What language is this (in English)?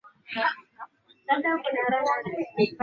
Swahili